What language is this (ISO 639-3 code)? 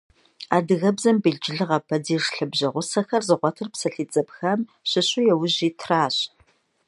kbd